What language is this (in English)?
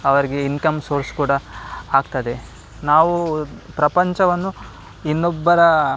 Kannada